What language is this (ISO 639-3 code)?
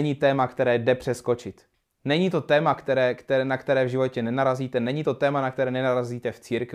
ces